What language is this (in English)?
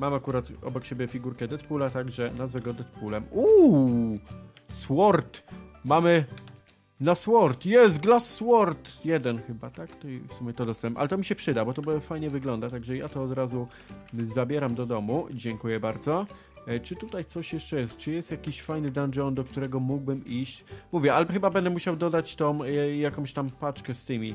Polish